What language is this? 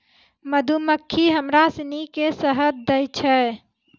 Maithili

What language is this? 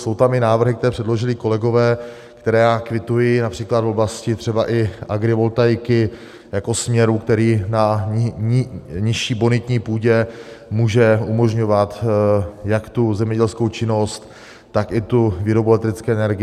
Czech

